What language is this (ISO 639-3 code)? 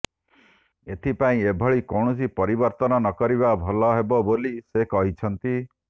ori